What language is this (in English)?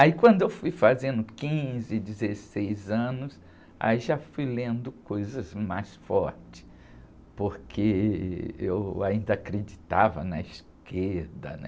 Portuguese